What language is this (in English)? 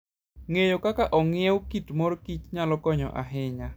Luo (Kenya and Tanzania)